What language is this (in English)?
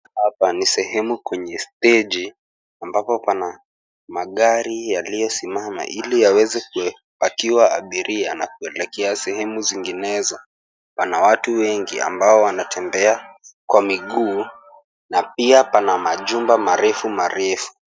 Swahili